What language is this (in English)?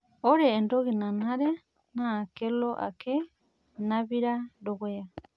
Masai